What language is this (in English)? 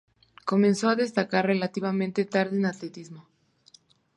Spanish